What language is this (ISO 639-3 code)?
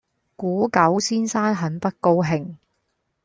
yue